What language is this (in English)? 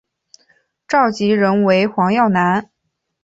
Chinese